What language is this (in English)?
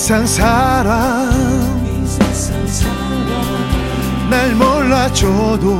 Korean